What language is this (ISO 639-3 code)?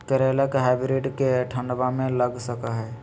mag